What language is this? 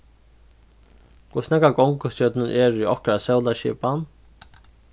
Faroese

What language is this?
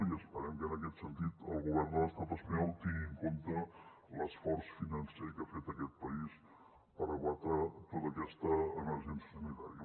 Catalan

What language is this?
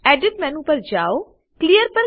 Gujarati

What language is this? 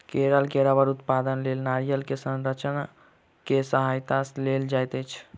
Maithili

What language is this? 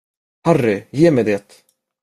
Swedish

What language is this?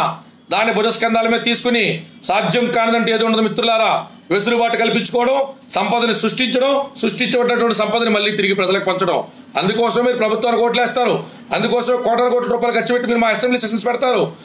Telugu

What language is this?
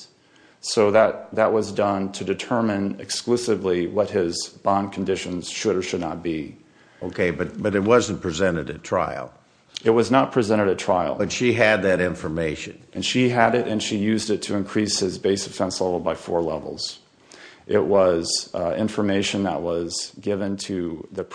English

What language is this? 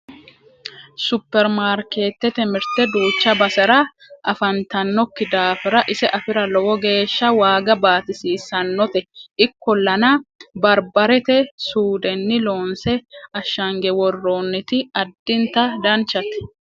Sidamo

